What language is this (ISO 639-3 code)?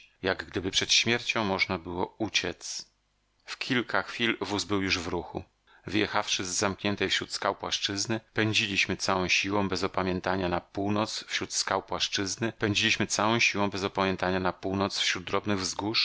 pol